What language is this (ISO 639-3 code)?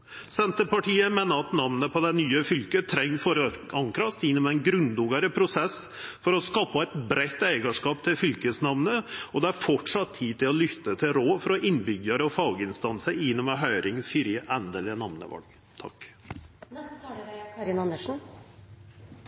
nno